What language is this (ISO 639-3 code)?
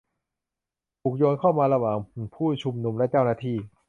tha